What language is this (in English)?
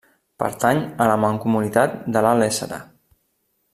Catalan